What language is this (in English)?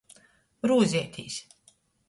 Latgalian